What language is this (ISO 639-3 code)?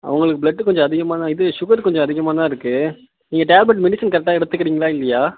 tam